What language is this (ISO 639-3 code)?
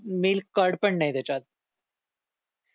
mar